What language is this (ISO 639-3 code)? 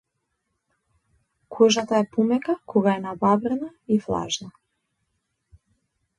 mkd